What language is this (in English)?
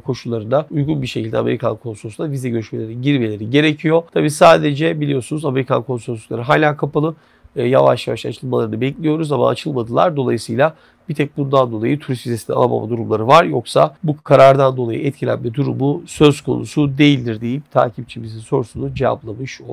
Turkish